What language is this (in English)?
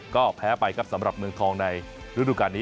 Thai